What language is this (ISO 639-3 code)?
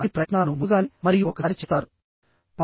tel